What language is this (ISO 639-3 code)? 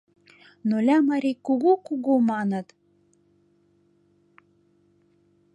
chm